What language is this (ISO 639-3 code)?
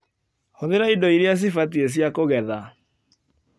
kik